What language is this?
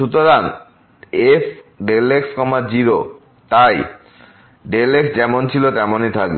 Bangla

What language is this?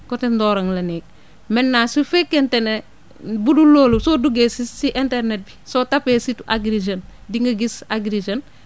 Wolof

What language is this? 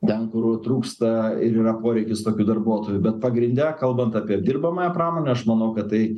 Lithuanian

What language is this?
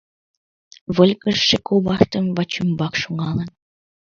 Mari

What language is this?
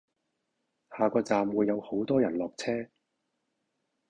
Cantonese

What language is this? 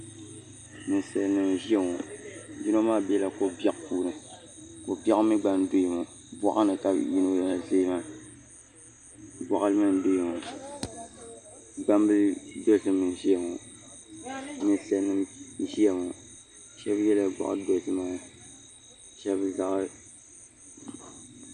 Dagbani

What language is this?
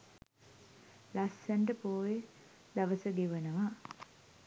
Sinhala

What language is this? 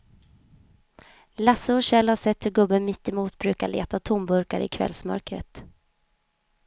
Swedish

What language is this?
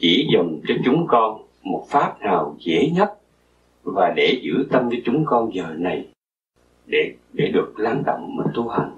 Vietnamese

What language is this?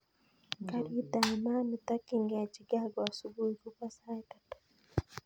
Kalenjin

